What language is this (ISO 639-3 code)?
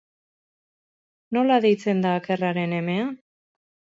eus